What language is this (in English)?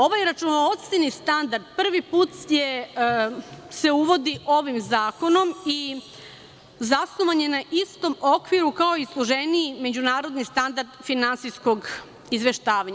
Serbian